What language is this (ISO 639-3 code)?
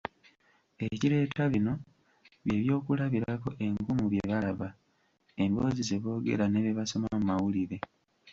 lug